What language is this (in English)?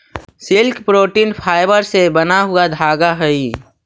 Magahi